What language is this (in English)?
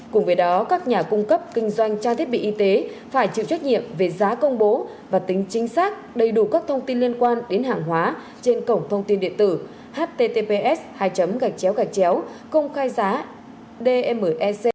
Vietnamese